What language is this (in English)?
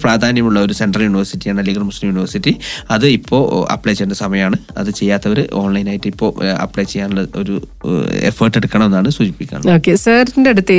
Malayalam